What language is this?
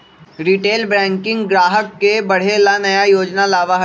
Magahi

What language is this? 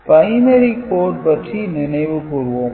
Tamil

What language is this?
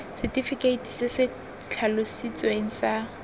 Tswana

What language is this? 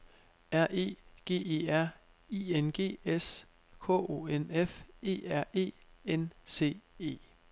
Danish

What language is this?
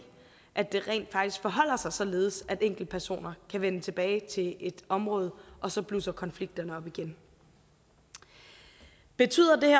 Danish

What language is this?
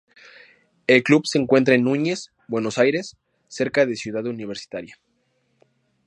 Spanish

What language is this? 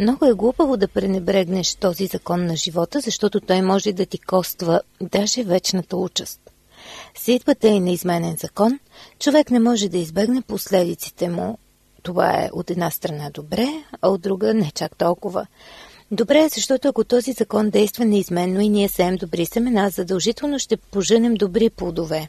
Bulgarian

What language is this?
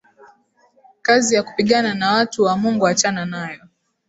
Swahili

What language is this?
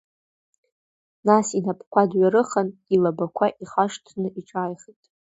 Abkhazian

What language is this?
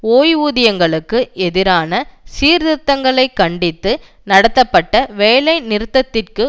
Tamil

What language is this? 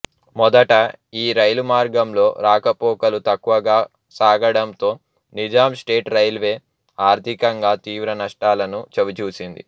Telugu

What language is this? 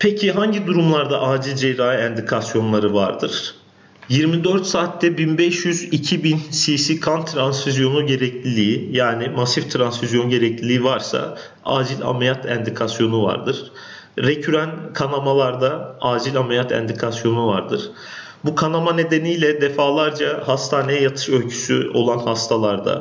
Turkish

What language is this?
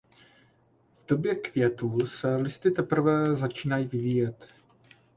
Czech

